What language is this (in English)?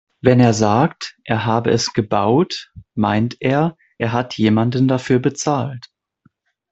German